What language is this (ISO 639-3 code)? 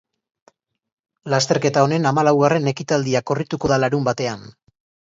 eus